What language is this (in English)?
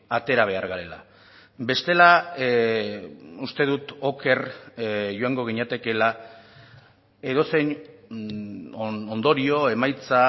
Basque